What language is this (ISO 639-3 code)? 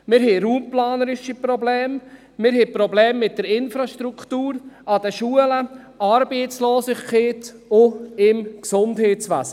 gsw